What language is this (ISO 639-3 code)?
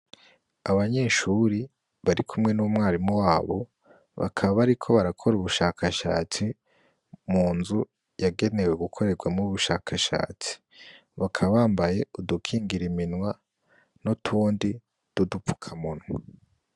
run